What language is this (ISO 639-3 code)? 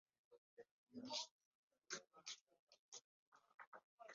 lug